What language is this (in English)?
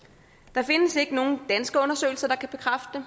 Danish